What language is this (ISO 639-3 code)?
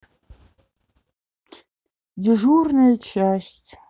rus